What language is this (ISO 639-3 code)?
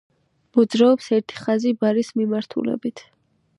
kat